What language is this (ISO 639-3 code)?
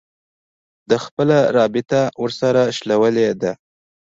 pus